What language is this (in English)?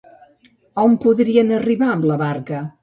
Catalan